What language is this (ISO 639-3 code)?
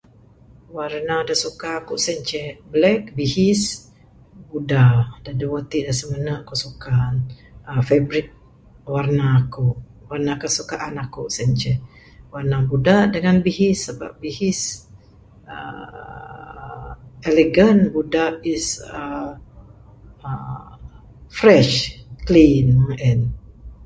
sdo